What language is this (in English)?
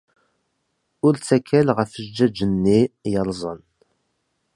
Kabyle